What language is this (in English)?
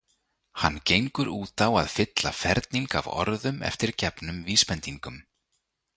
Icelandic